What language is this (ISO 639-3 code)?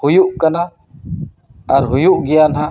sat